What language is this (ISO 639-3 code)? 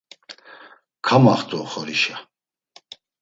lzz